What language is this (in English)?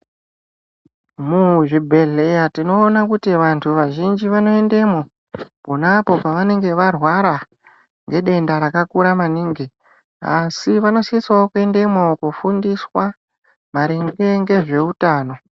Ndau